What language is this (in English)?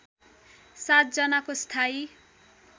Nepali